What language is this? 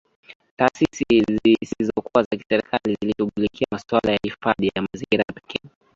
Swahili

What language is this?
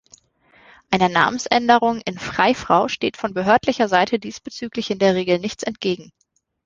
German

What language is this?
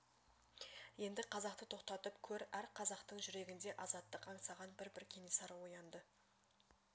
Kazakh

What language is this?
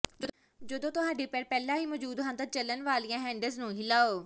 Punjabi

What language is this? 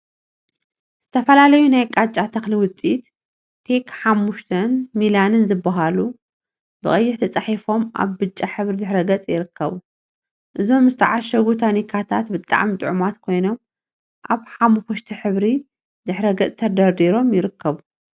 Tigrinya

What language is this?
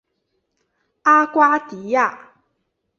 Chinese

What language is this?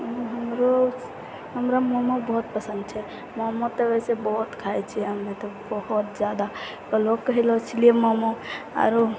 Maithili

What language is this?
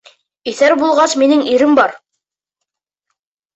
Bashkir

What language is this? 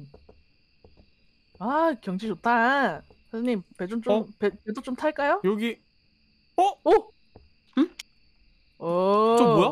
Korean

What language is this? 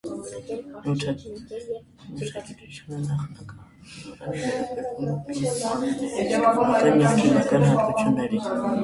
Armenian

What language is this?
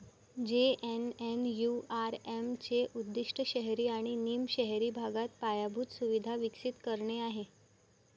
Marathi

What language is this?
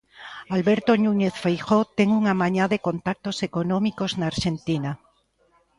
Galician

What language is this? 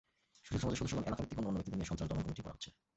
Bangla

